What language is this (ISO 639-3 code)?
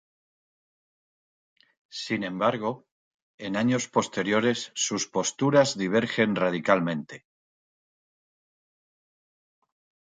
spa